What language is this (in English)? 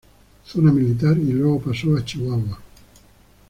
Spanish